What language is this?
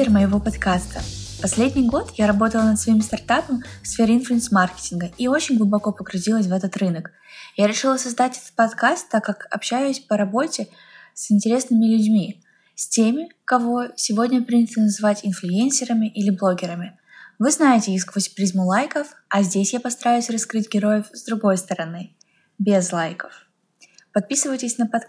Russian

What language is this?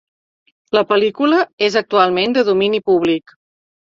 Catalan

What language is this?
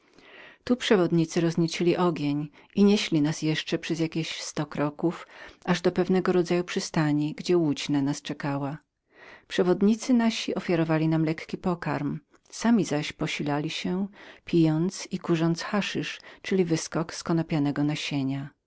Polish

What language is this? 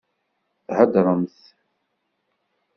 Kabyle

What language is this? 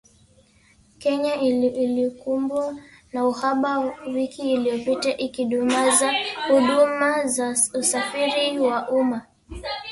Swahili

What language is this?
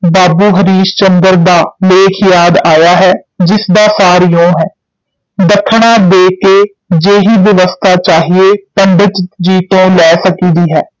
Punjabi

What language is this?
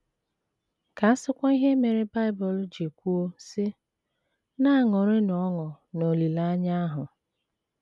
Igbo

